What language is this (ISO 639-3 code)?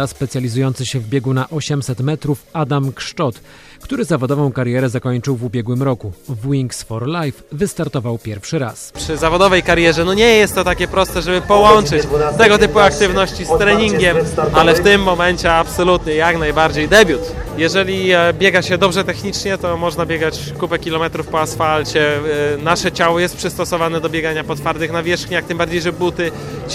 pol